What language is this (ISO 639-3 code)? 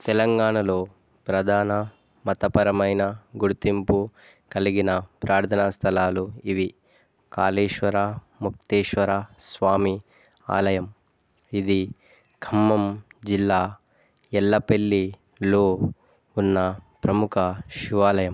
tel